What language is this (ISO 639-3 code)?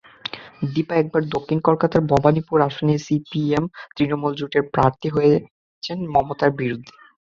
ben